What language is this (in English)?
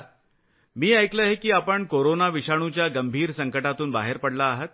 Marathi